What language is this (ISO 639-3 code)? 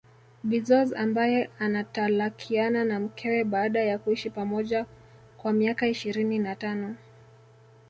swa